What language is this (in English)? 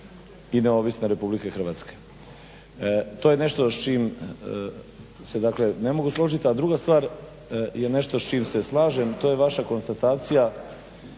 Croatian